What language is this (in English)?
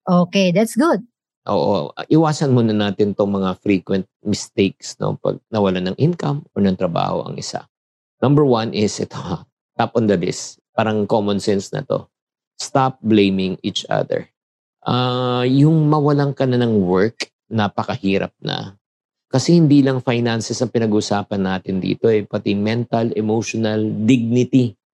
Filipino